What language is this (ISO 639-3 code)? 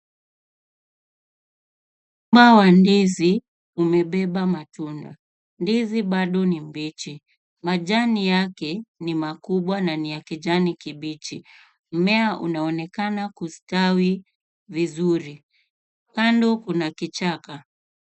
swa